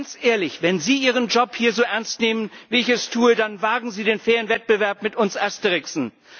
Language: German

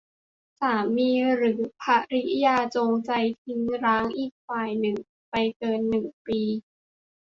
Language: Thai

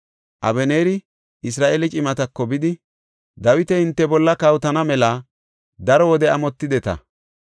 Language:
Gofa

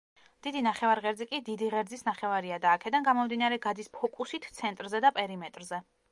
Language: Georgian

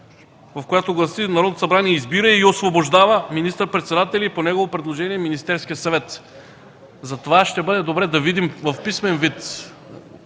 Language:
Bulgarian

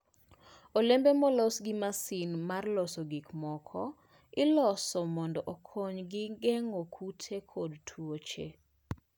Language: Luo (Kenya and Tanzania)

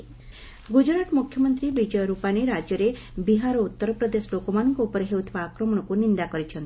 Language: Odia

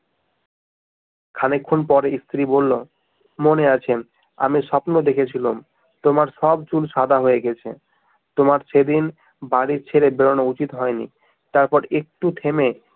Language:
Bangla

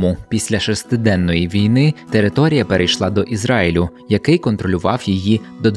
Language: Ukrainian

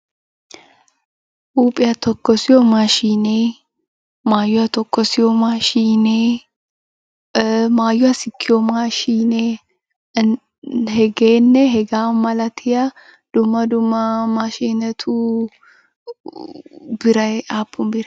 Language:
Wolaytta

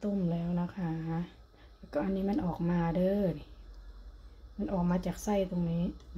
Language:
Thai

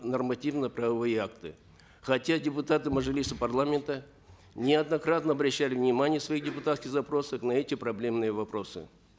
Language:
Kazakh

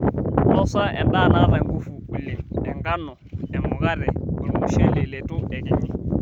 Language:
Masai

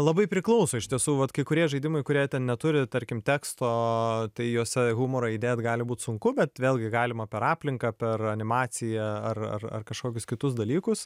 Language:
Lithuanian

